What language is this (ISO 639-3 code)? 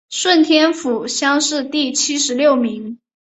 zho